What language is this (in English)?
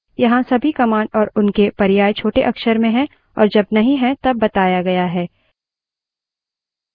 Hindi